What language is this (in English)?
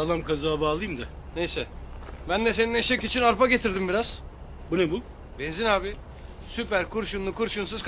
Turkish